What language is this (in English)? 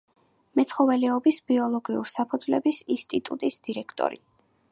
Georgian